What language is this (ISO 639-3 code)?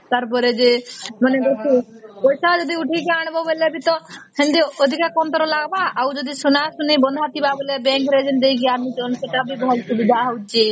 ori